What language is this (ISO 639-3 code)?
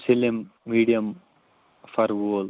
kas